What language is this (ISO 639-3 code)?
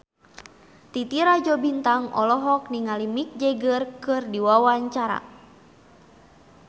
sun